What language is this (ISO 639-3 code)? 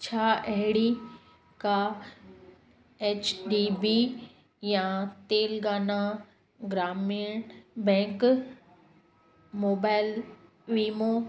snd